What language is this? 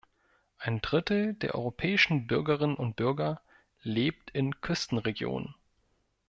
German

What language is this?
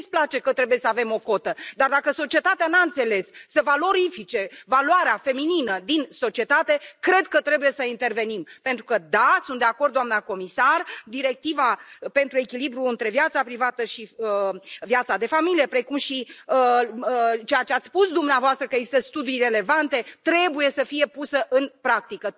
Romanian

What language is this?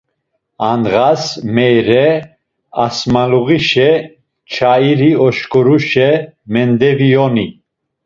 Laz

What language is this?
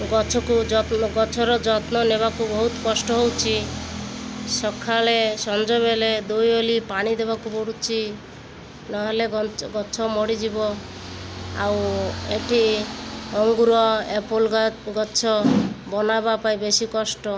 Odia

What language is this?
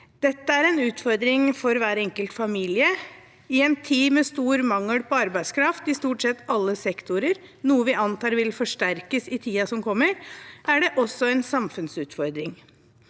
Norwegian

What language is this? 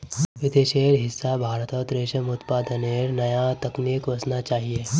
Magahi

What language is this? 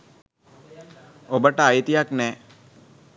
Sinhala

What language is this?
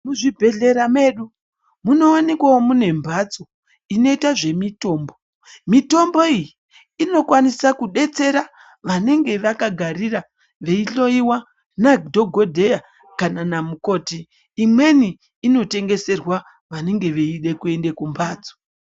Ndau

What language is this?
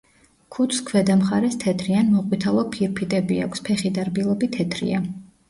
Georgian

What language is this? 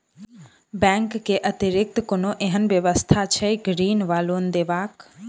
Maithili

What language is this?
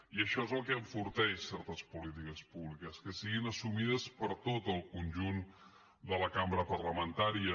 Catalan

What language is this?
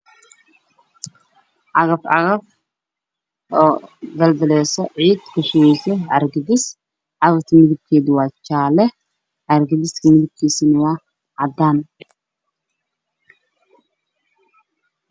Somali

